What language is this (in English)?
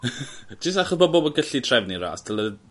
Welsh